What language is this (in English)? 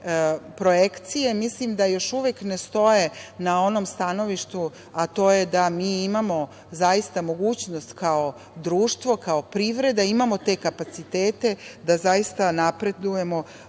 Serbian